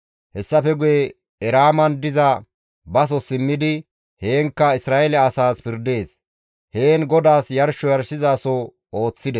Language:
Gamo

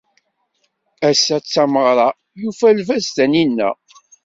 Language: Kabyle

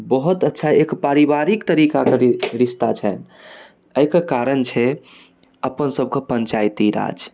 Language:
Maithili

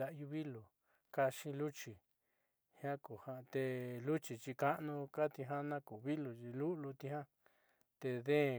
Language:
Southeastern Nochixtlán Mixtec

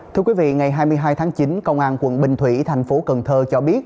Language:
Vietnamese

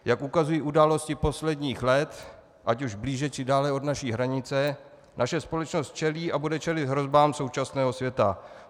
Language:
Czech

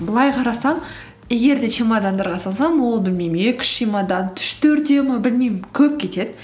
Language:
Kazakh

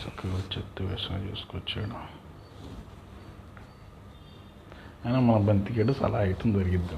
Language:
Telugu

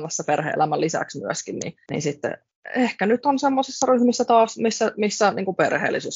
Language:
Finnish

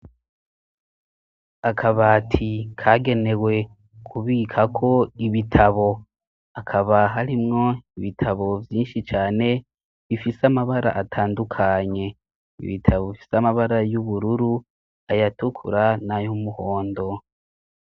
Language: Rundi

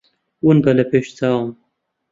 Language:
Central Kurdish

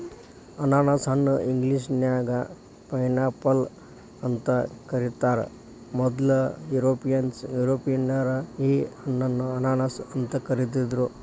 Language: Kannada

